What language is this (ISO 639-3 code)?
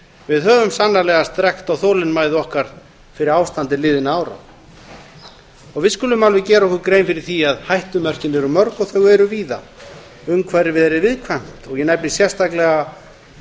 isl